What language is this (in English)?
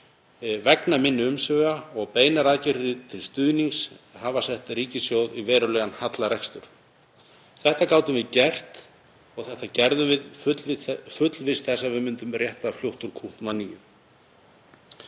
Icelandic